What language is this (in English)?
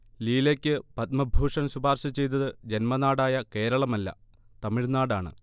Malayalam